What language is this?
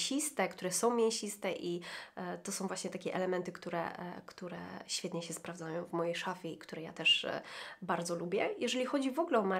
Polish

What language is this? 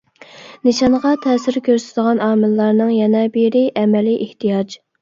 Uyghur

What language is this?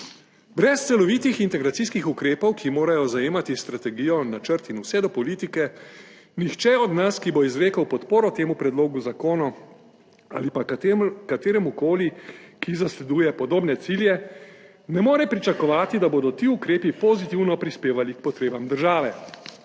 Slovenian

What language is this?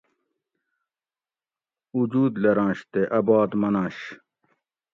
Gawri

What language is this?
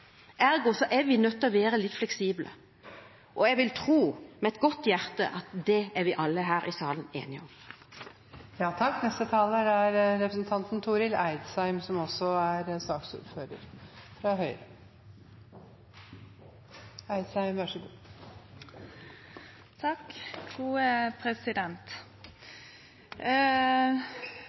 Norwegian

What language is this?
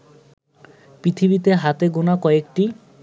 Bangla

